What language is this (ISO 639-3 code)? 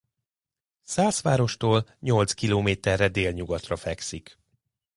hun